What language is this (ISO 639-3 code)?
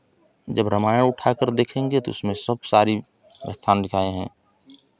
hin